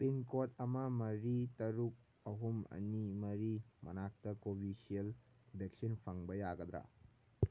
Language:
Manipuri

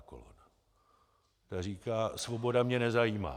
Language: Czech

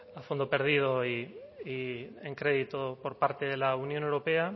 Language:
Spanish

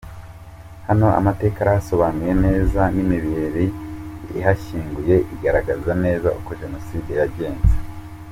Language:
Kinyarwanda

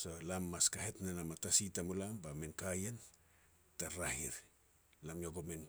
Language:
Petats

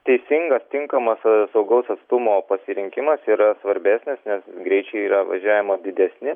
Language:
Lithuanian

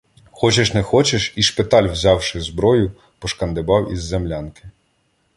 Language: Ukrainian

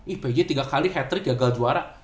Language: Indonesian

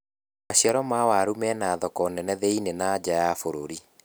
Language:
Kikuyu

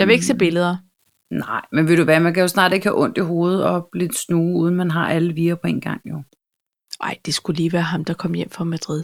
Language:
Danish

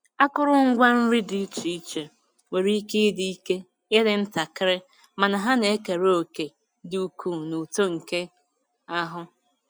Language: Igbo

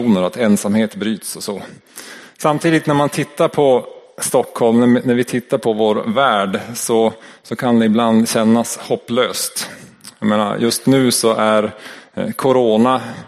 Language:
Swedish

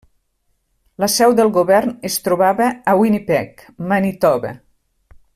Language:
Catalan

